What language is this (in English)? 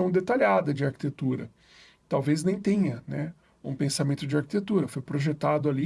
Portuguese